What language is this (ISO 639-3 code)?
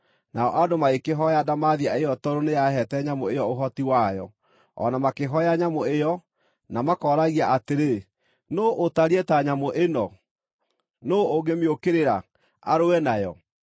kik